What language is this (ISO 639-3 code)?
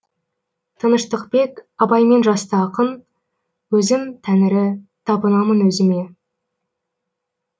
kaz